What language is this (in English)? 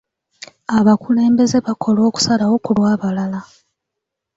Ganda